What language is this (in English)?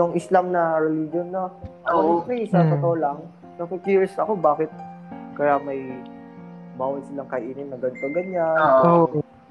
Filipino